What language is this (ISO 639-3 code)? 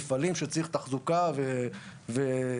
heb